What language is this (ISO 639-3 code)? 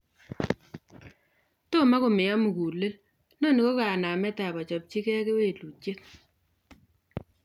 kln